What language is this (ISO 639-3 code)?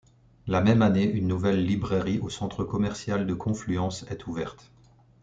fra